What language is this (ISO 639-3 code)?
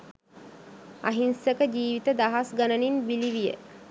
sin